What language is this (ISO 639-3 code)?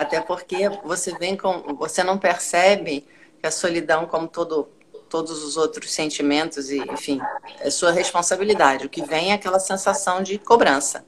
por